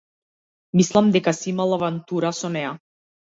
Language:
Macedonian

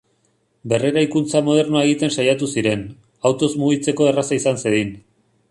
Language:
Basque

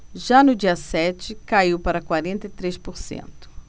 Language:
Portuguese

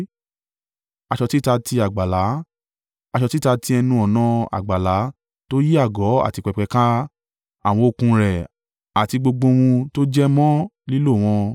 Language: Yoruba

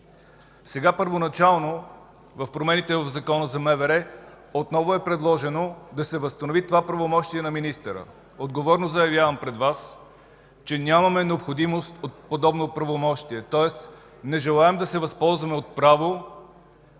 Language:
Bulgarian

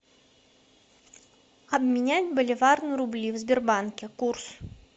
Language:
Russian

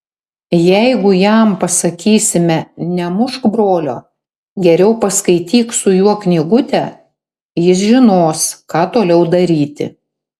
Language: Lithuanian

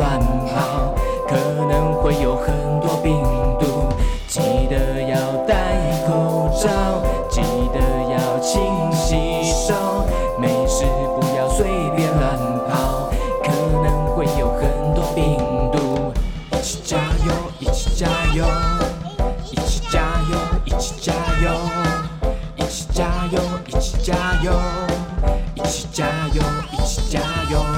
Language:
Chinese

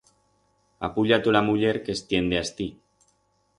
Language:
Aragonese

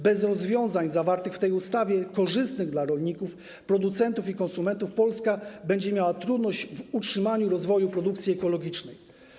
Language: Polish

